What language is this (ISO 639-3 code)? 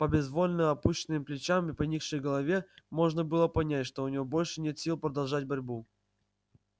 rus